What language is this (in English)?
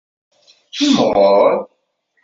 Kabyle